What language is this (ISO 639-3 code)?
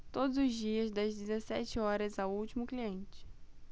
por